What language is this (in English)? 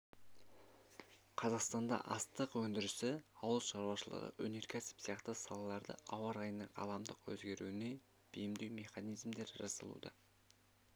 Kazakh